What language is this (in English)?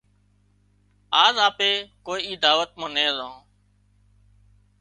Wadiyara Koli